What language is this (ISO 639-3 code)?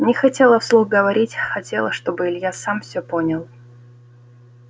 rus